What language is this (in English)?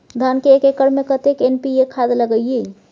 Maithili